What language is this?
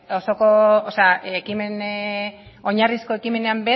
Basque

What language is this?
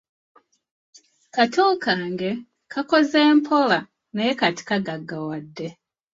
Ganda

